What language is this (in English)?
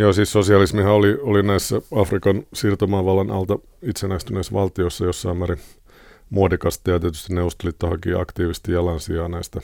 Finnish